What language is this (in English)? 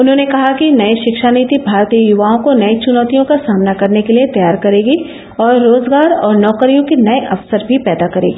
Hindi